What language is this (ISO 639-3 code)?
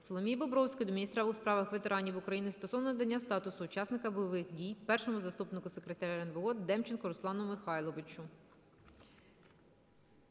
ukr